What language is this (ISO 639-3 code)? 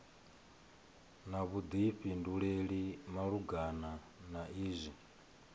ven